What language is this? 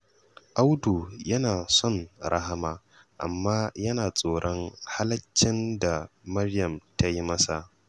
Hausa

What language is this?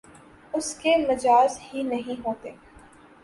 Urdu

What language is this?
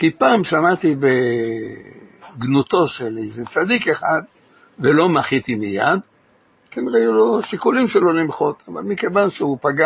Hebrew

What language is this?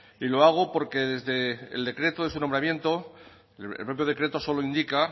Spanish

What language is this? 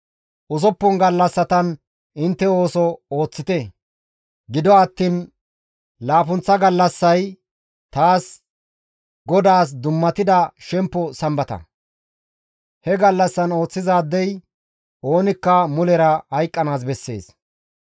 Gamo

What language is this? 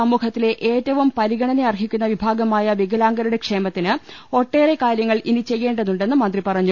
Malayalam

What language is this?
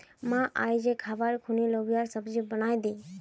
Magahi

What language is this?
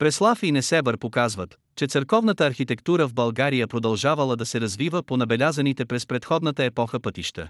Bulgarian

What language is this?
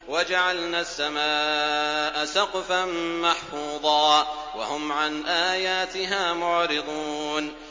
Arabic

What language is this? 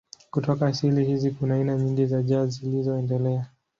Swahili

